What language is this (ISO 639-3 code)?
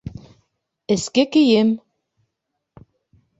bak